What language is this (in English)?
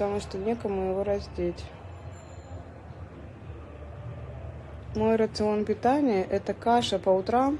Russian